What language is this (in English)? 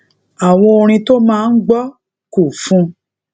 Yoruba